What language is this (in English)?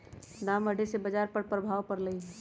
Magahi